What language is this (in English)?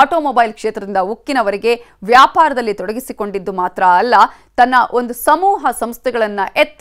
Hindi